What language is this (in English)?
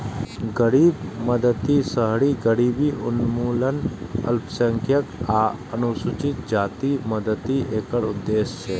Maithili